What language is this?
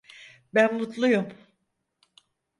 Turkish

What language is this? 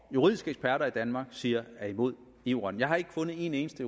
Danish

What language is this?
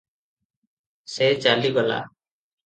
Odia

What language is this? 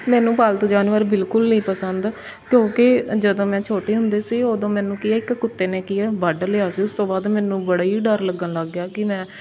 Punjabi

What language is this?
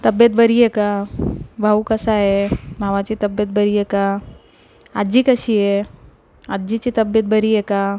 Marathi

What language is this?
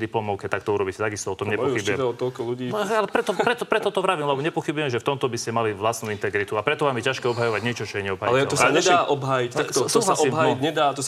Slovak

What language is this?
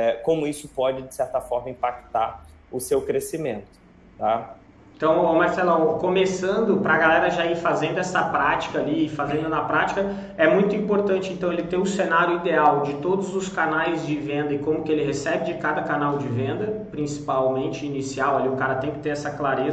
Portuguese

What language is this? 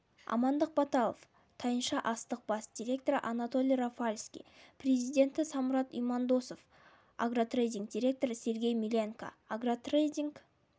Kazakh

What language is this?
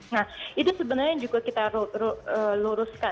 Indonesian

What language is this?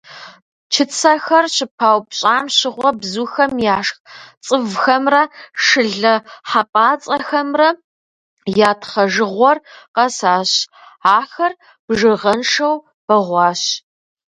Kabardian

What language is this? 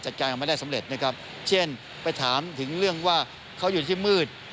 Thai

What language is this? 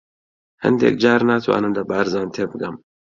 Central Kurdish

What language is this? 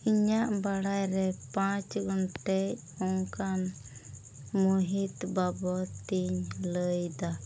Santali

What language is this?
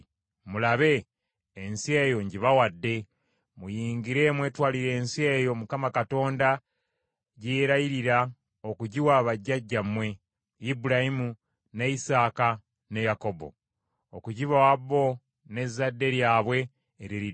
Ganda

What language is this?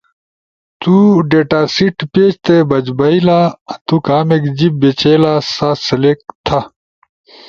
Ushojo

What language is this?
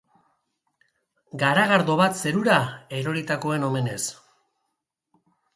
Basque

